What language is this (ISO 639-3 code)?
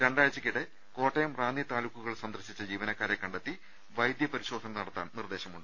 mal